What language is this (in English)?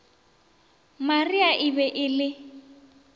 Northern Sotho